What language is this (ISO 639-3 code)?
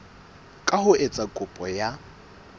sot